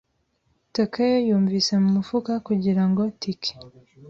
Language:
Kinyarwanda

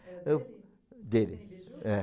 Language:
Portuguese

